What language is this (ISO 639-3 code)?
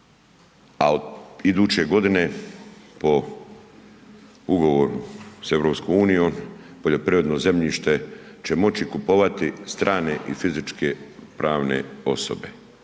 hrv